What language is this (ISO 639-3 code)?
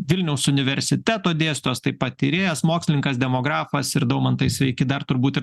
lit